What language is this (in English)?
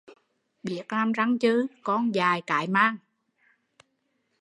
Vietnamese